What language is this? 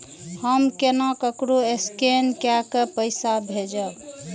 Maithili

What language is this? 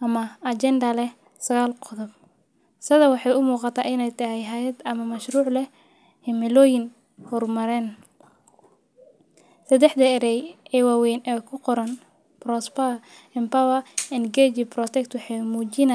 Somali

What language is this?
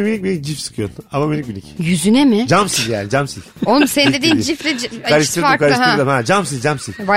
Turkish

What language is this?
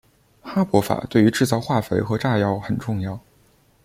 Chinese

